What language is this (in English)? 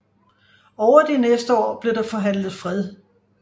Danish